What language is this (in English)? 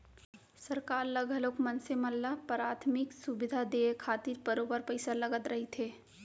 Chhattisgarhi